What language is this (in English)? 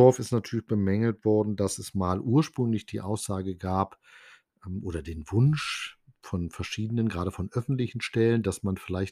German